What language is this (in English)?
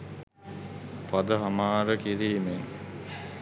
Sinhala